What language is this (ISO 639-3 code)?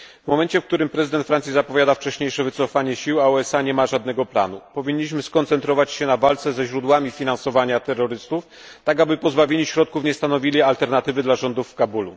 pol